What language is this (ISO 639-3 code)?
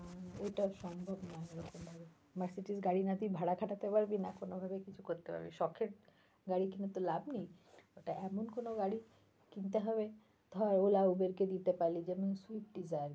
ben